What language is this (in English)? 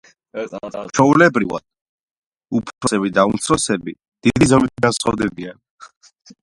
Georgian